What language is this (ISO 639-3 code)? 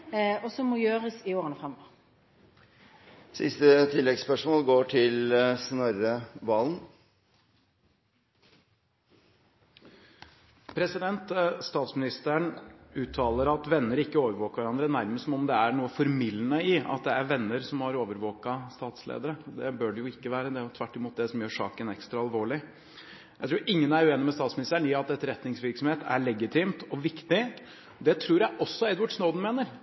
nor